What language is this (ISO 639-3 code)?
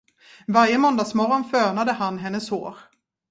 swe